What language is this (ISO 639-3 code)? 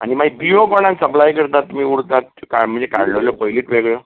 kok